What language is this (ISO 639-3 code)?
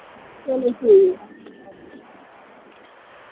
doi